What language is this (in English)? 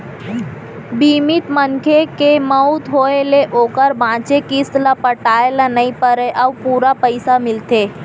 Chhattisgarhi